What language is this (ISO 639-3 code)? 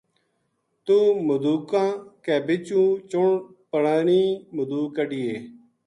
gju